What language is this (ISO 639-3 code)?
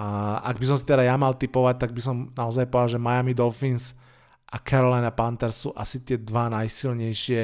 slk